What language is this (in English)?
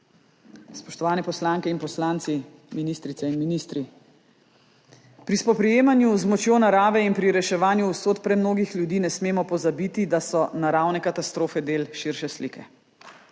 Slovenian